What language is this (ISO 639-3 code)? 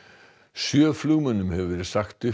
isl